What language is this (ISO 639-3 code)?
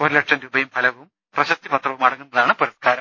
mal